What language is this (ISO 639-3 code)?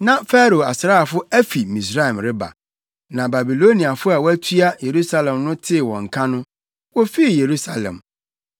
aka